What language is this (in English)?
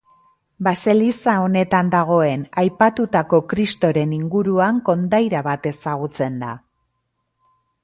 Basque